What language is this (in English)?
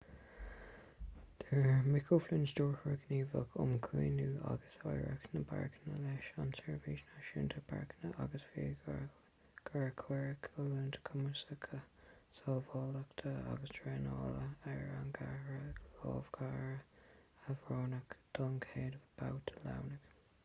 Irish